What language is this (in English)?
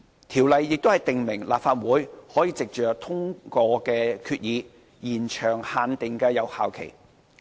Cantonese